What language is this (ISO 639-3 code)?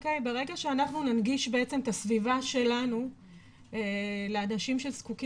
heb